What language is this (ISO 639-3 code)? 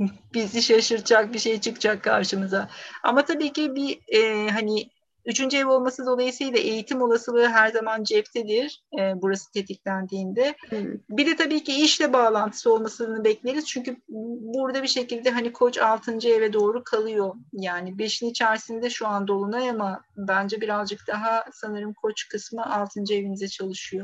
tur